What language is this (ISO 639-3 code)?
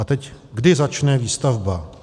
ces